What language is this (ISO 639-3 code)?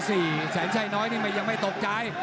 tha